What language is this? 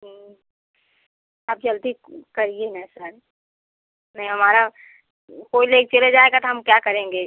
Hindi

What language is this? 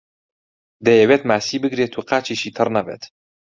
Central Kurdish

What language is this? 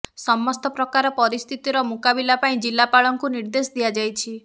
Odia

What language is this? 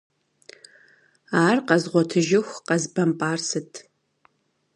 Kabardian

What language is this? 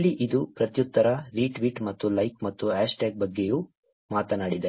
Kannada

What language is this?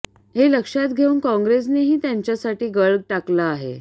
Marathi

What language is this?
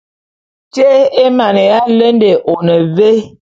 Bulu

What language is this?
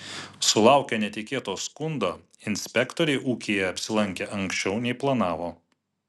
Lithuanian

